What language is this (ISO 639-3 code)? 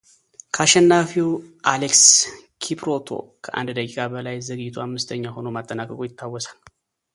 amh